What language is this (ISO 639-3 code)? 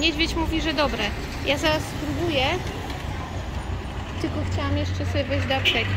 pol